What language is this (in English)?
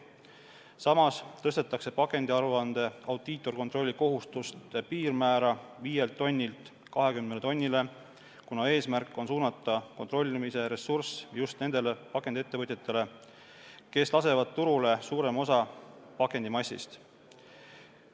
Estonian